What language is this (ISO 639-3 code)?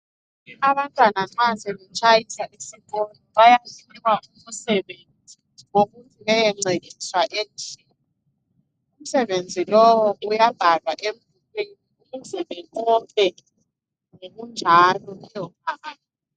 nde